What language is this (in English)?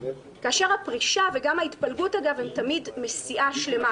Hebrew